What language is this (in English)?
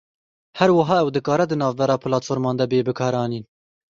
Kurdish